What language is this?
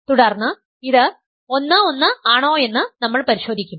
Malayalam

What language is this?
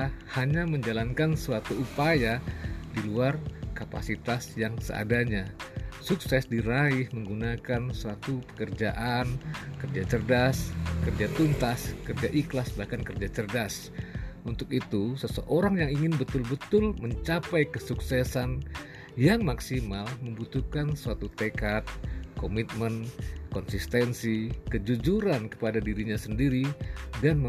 Indonesian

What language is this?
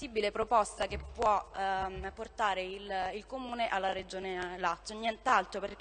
Italian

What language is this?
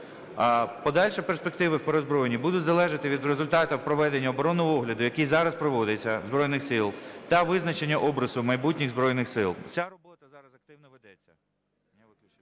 Ukrainian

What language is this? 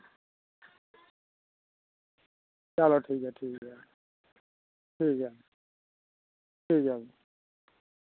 Dogri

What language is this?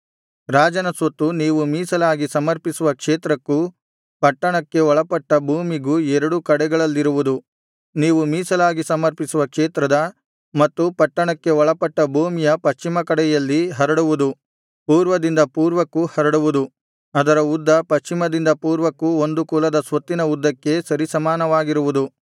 Kannada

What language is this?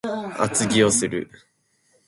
Japanese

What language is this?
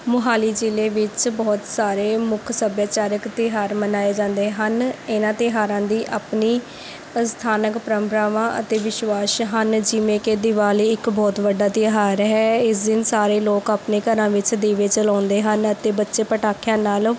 Punjabi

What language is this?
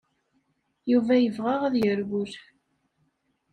Kabyle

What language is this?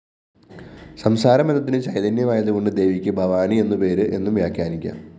Malayalam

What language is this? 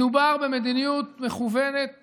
Hebrew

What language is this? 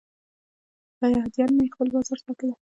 Pashto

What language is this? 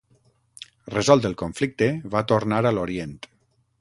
Catalan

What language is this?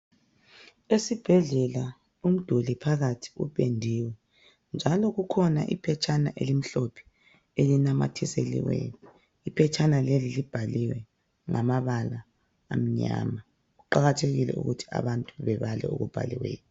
North Ndebele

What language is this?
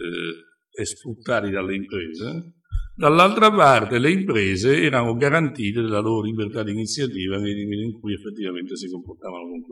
Italian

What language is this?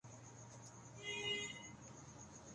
Urdu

